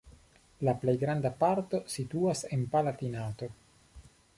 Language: Esperanto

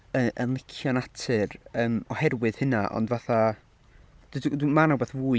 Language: Welsh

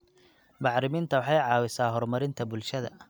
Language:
Somali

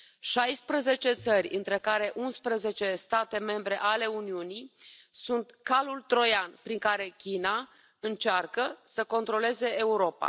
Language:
Romanian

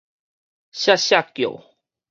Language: Min Nan Chinese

